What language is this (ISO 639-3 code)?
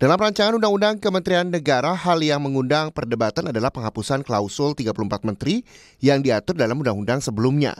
ind